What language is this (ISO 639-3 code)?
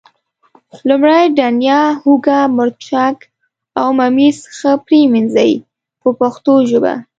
pus